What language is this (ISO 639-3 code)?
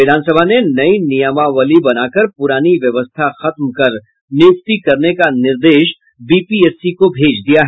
hin